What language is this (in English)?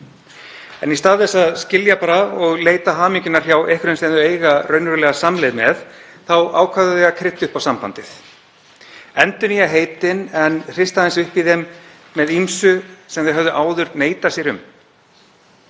Icelandic